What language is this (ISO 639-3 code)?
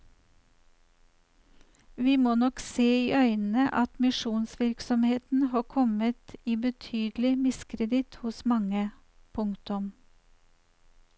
nor